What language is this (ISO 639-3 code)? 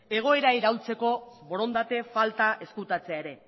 eus